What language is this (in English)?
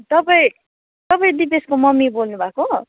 Nepali